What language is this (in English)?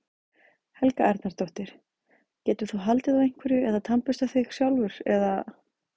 Icelandic